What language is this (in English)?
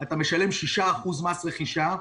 Hebrew